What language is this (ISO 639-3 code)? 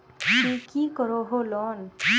mag